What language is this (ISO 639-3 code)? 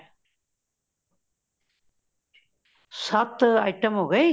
pan